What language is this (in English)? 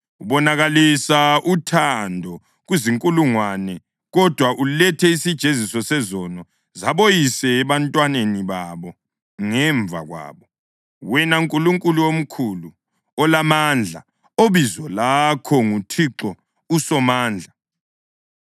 North Ndebele